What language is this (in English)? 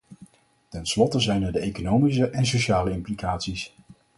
Dutch